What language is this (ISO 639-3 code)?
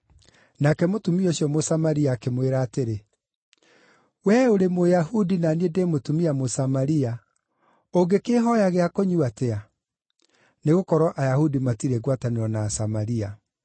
kik